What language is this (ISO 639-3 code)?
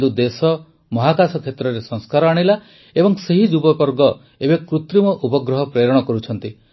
ori